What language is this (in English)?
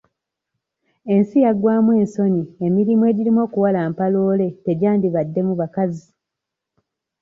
Ganda